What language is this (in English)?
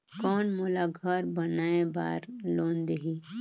Chhattisgarhi